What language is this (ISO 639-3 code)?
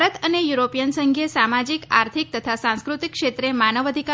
guj